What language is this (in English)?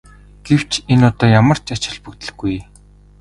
Mongolian